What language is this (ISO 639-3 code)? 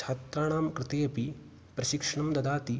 san